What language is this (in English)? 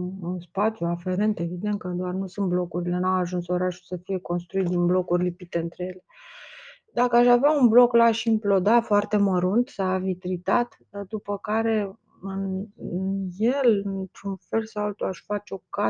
Romanian